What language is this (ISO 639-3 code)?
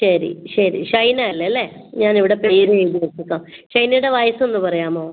mal